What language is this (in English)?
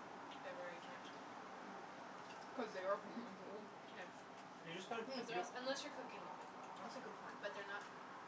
English